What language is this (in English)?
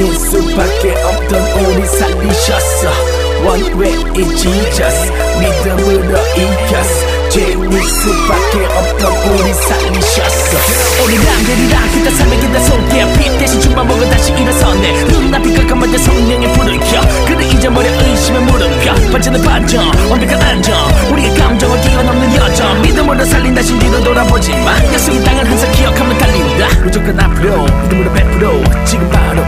Korean